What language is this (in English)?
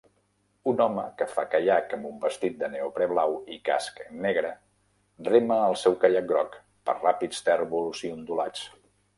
Catalan